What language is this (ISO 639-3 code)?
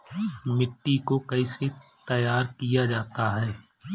hin